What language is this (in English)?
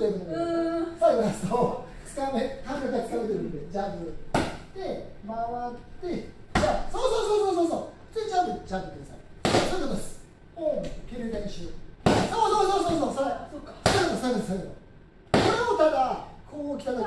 Japanese